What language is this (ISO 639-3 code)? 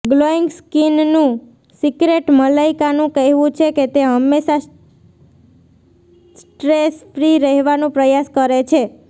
guj